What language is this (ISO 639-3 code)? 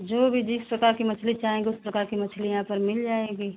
hin